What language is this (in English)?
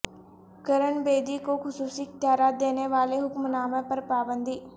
Urdu